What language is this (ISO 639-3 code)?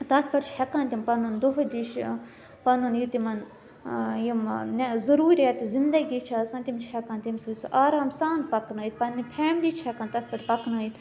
kas